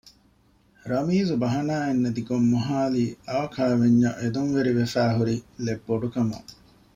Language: Divehi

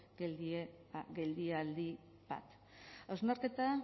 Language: Basque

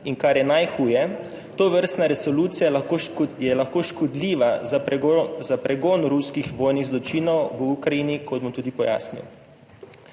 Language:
Slovenian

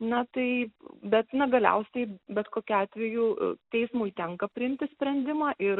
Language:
Lithuanian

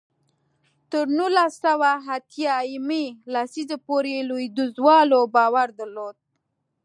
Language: Pashto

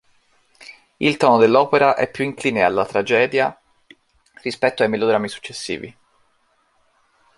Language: Italian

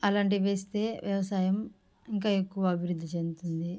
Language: Telugu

